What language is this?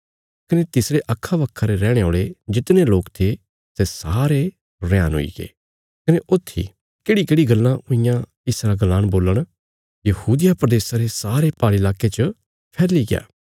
Bilaspuri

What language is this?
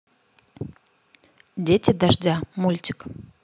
Russian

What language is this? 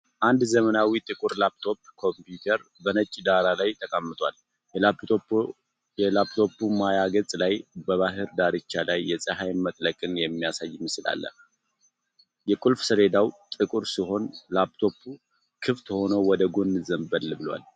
Amharic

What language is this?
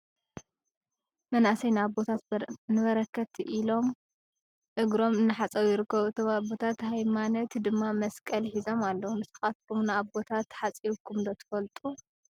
Tigrinya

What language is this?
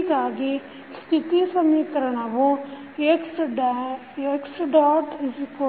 Kannada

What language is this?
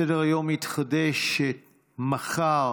Hebrew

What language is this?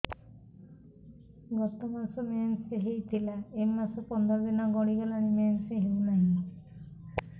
Odia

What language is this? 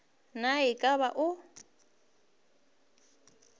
Northern Sotho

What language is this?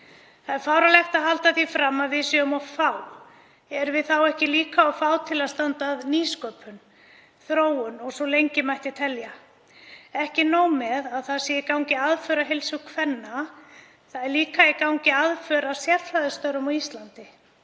Icelandic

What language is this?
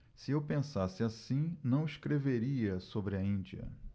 Portuguese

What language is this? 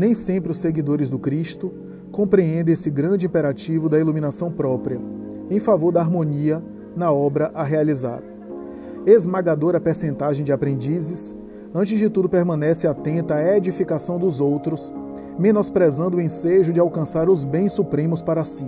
Portuguese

